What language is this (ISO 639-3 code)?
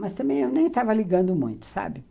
por